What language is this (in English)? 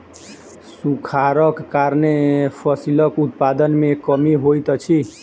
Maithili